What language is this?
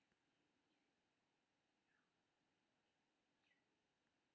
Maithili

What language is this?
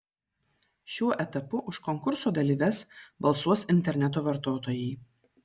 Lithuanian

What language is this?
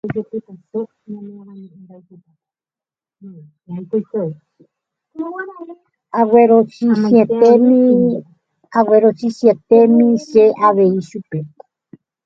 Guarani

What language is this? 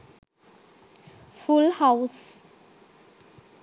Sinhala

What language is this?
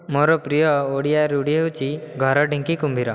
Odia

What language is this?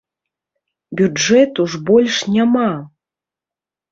Belarusian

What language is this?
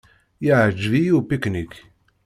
Kabyle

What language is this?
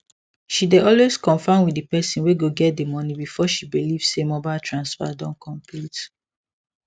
Nigerian Pidgin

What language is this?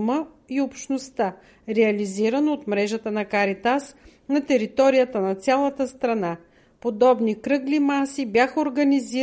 Bulgarian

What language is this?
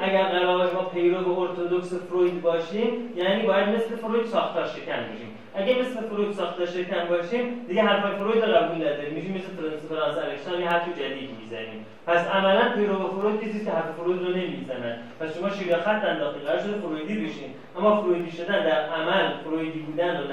Persian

